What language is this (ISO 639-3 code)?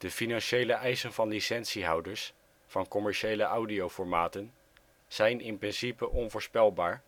nld